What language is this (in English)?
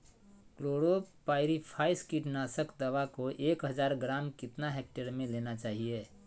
Magahi